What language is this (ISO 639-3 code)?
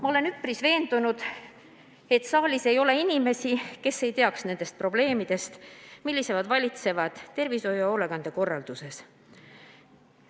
est